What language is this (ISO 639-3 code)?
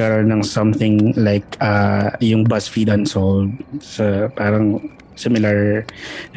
fil